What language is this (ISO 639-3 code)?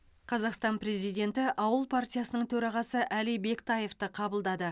kaz